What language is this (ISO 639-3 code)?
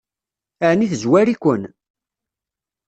kab